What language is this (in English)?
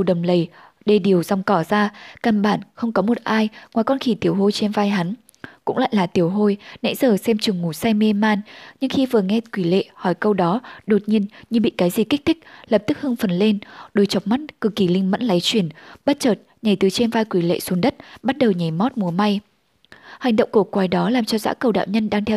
Vietnamese